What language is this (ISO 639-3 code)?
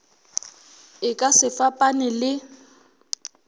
nso